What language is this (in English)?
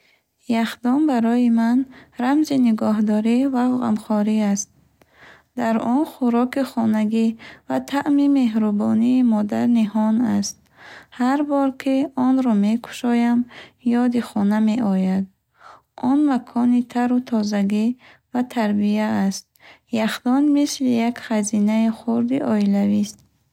Bukharic